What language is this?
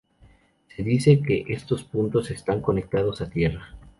Spanish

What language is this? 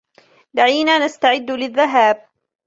Arabic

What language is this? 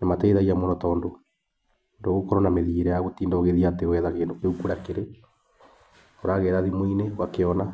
Kikuyu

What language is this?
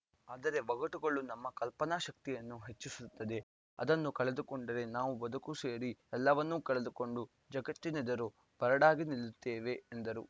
Kannada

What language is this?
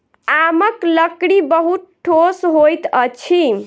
Maithili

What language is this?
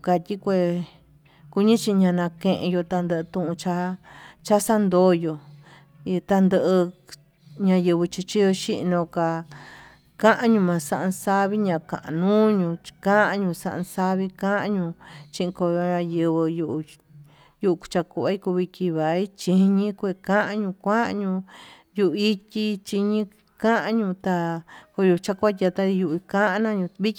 Tututepec Mixtec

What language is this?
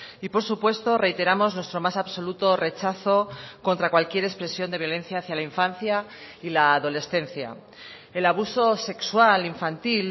Spanish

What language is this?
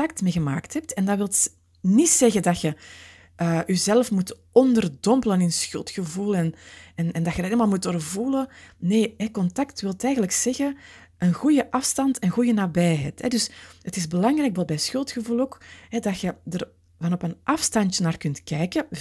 Dutch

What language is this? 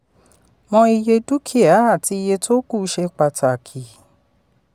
Yoruba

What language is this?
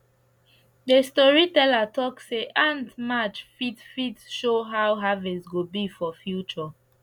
Nigerian Pidgin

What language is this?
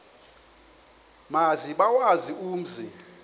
Xhosa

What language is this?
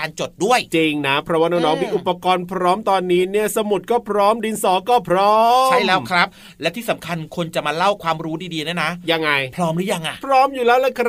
Thai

